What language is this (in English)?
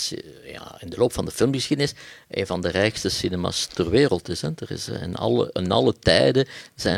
Dutch